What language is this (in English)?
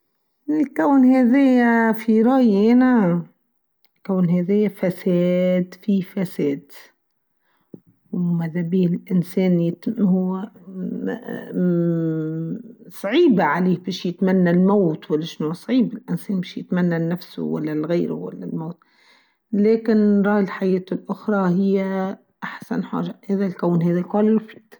Tunisian Arabic